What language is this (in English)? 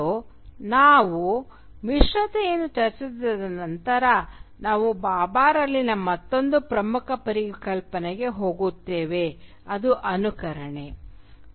Kannada